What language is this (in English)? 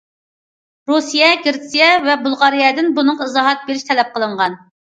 Uyghur